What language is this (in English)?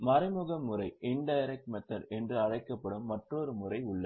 Tamil